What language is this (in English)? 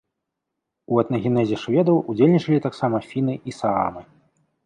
Belarusian